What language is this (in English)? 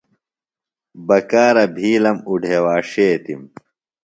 Phalura